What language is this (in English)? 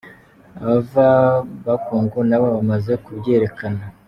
Kinyarwanda